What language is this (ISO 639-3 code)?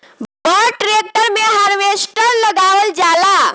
bho